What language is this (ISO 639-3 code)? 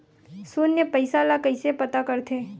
hne